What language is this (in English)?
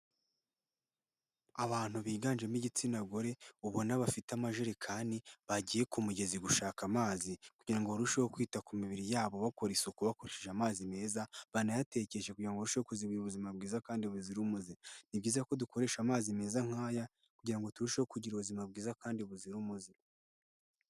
Kinyarwanda